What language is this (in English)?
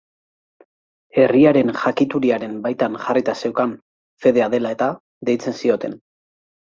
Basque